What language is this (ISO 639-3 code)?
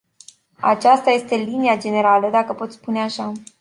ron